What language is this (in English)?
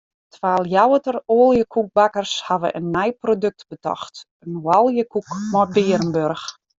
Western Frisian